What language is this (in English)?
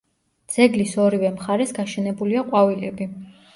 Georgian